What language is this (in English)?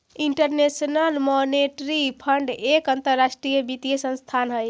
Magahi